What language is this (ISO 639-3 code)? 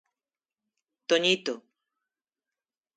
glg